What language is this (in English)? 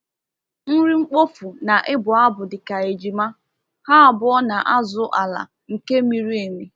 Igbo